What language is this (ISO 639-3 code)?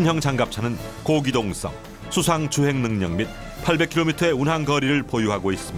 kor